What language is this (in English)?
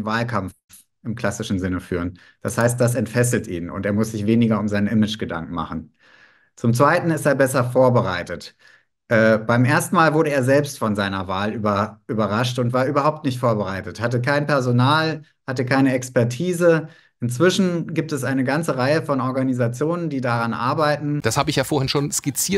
German